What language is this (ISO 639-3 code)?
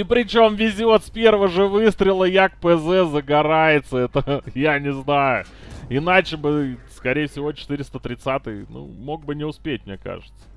rus